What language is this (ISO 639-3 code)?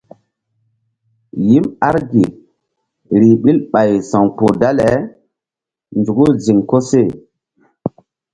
mdd